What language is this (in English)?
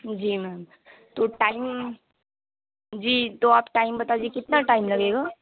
Urdu